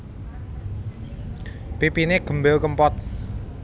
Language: Javanese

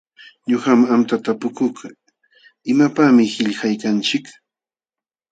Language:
Jauja Wanca Quechua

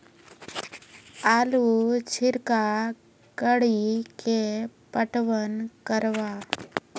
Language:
Maithili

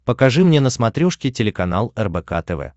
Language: Russian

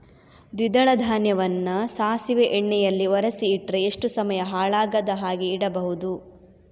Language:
Kannada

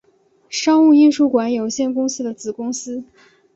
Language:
Chinese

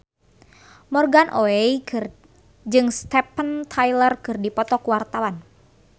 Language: Sundanese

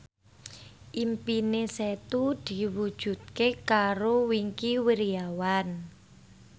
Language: Javanese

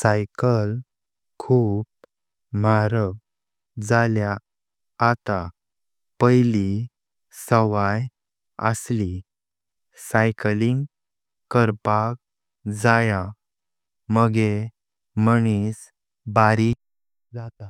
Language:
Konkani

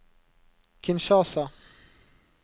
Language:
Norwegian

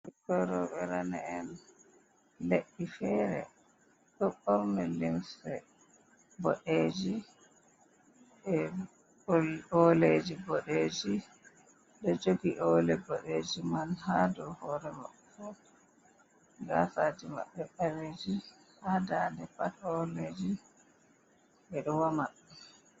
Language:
Fula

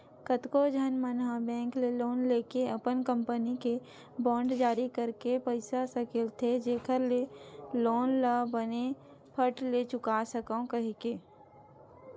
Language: Chhattisgarhi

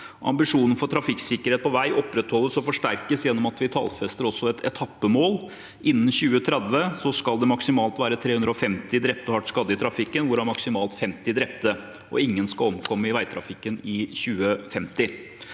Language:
Norwegian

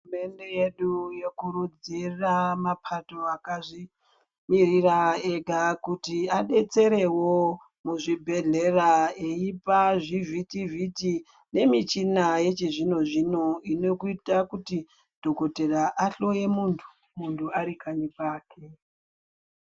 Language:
Ndau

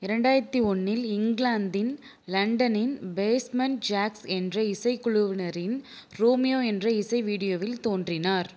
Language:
Tamil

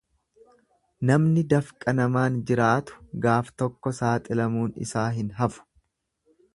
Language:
Oromo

